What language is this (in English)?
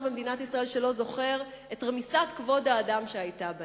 Hebrew